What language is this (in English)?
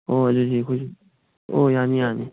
Manipuri